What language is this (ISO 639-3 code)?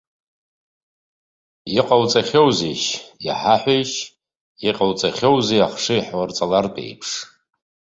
abk